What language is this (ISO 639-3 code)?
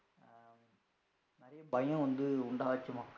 tam